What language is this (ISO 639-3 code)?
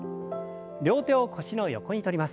jpn